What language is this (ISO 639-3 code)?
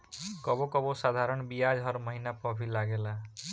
bho